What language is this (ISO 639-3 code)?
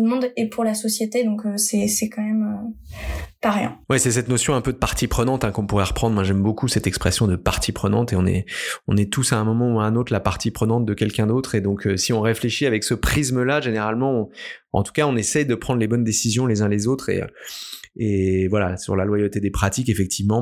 fra